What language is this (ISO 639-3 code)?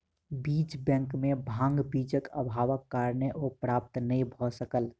mai